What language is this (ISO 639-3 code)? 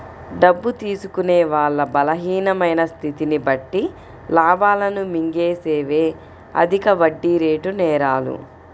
tel